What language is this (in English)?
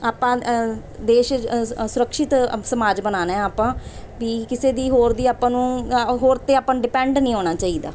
Punjabi